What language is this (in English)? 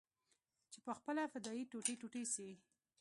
Pashto